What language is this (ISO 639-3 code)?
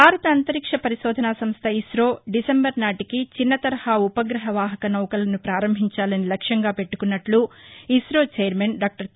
tel